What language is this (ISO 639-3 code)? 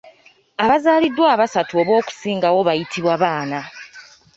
lug